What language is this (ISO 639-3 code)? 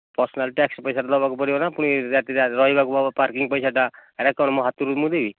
ori